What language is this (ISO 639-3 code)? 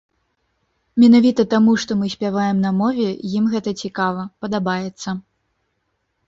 bel